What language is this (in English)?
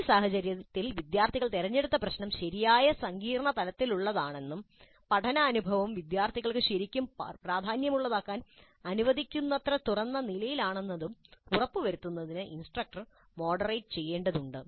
Malayalam